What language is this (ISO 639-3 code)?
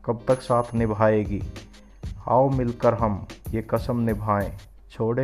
hin